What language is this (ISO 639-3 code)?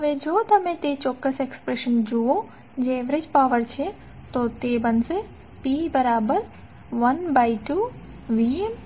guj